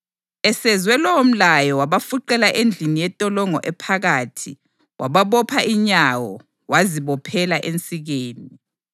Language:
North Ndebele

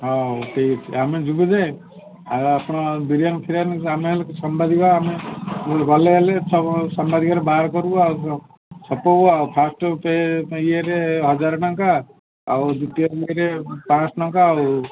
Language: Odia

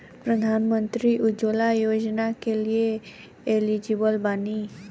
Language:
Bhojpuri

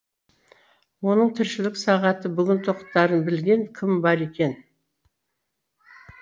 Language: Kazakh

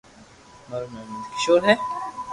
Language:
Loarki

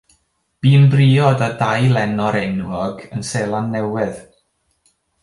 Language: Welsh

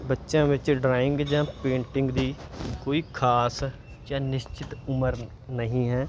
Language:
Punjabi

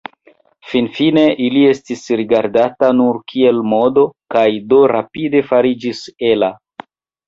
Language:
Esperanto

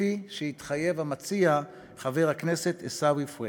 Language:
Hebrew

